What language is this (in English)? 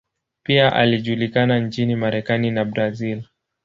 Swahili